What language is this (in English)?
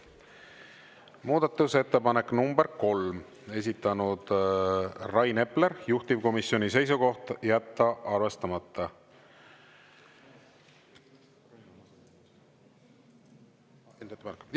Estonian